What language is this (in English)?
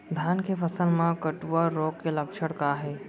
Chhattisgarhi